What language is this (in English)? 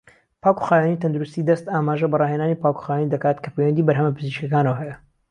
Central Kurdish